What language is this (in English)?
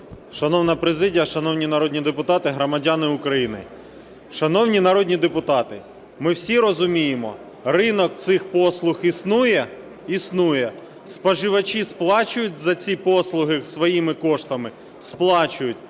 Ukrainian